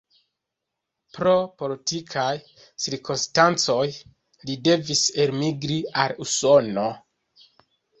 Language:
Esperanto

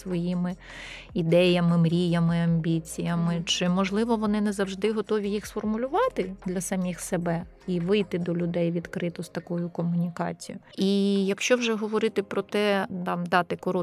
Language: Ukrainian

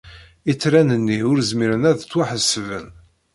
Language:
Kabyle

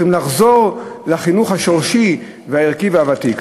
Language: Hebrew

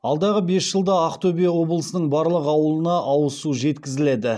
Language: Kazakh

